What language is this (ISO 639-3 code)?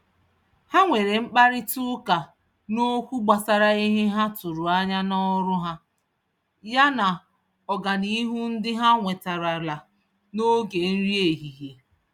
ibo